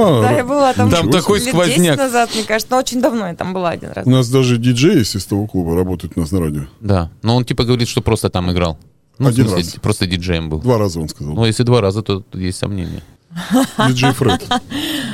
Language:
Russian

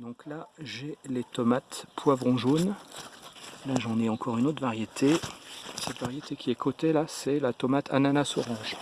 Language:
French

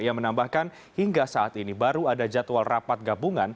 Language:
Indonesian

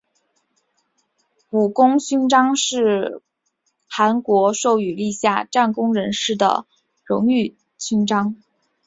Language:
Chinese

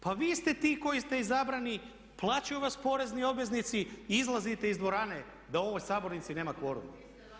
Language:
Croatian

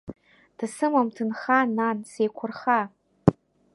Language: Abkhazian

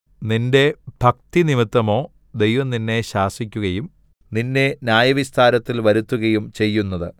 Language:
Malayalam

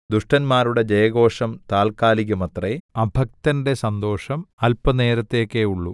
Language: Malayalam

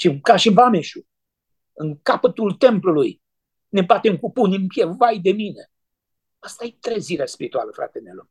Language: Romanian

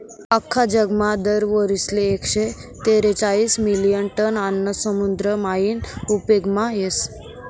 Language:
Marathi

